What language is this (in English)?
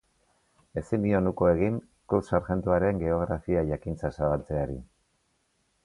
Basque